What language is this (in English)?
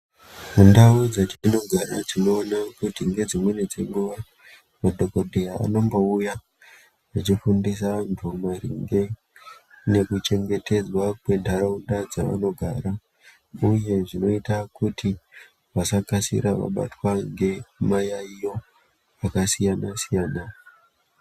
Ndau